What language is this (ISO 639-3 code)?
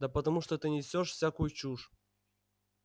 rus